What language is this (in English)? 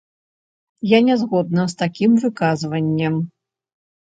Belarusian